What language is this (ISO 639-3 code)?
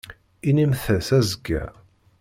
kab